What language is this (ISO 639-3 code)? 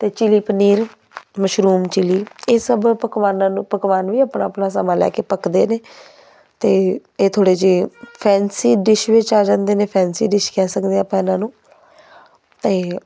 pan